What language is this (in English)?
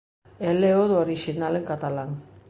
Galician